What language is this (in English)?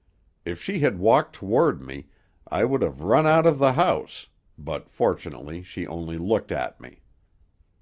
English